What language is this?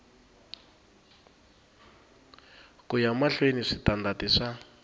Tsonga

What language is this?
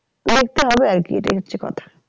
Bangla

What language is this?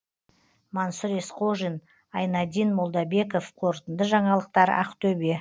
Kazakh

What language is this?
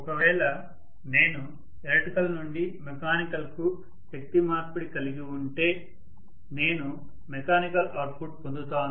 Telugu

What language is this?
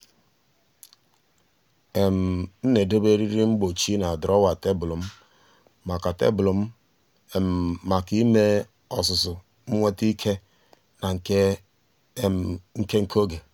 Igbo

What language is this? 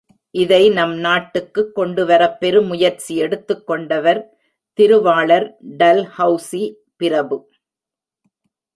Tamil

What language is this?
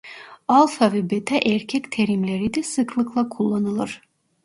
Turkish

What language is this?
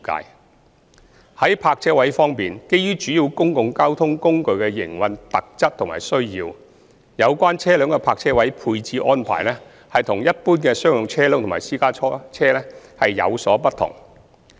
Cantonese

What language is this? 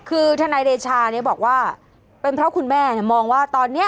Thai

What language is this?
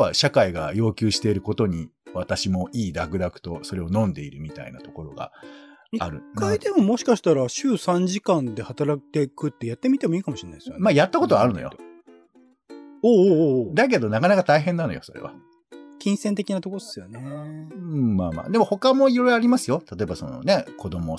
Japanese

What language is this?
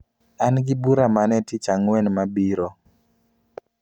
Luo (Kenya and Tanzania)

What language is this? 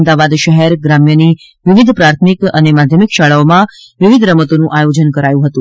Gujarati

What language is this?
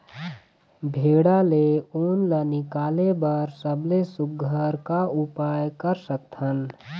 Chhattisgarhi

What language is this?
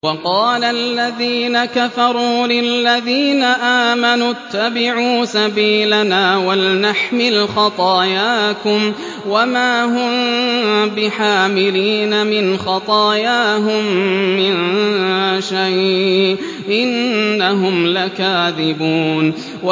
Arabic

